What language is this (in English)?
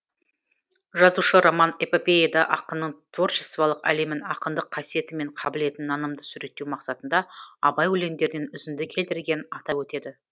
Kazakh